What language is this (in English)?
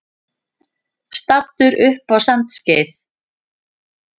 Icelandic